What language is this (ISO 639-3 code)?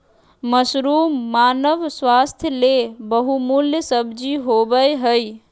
mag